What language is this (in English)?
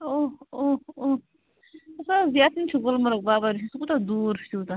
Kashmiri